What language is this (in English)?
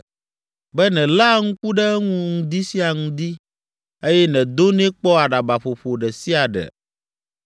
Ewe